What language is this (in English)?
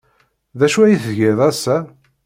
Kabyle